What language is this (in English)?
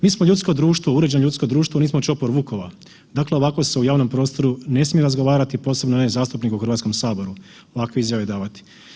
Croatian